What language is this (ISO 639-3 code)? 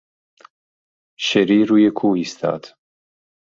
fas